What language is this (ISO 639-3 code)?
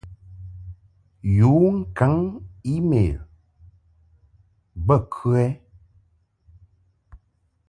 mhk